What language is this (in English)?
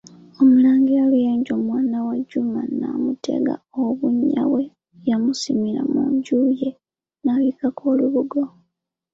Ganda